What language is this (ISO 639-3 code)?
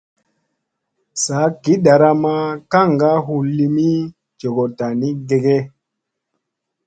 mse